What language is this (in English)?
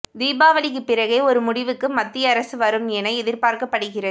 Tamil